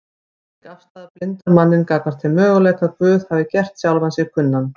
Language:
Icelandic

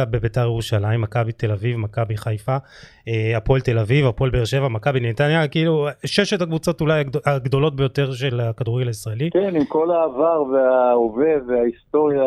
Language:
Hebrew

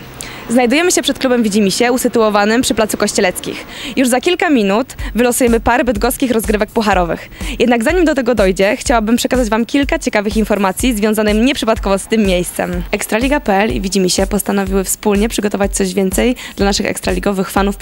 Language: Polish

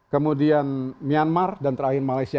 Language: Indonesian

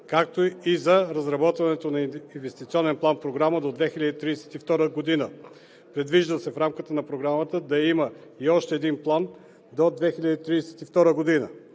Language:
Bulgarian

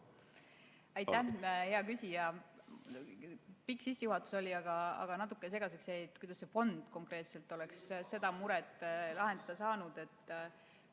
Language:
Estonian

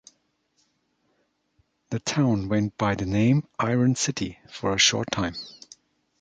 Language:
English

